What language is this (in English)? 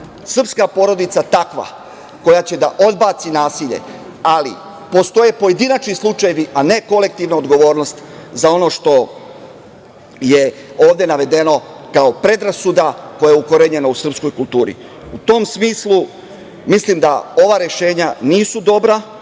Serbian